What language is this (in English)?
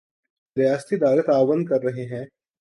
Urdu